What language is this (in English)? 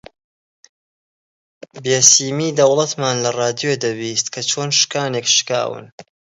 Central Kurdish